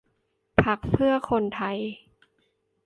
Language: Thai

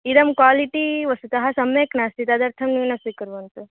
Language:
Sanskrit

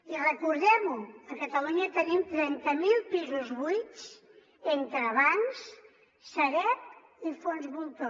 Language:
Catalan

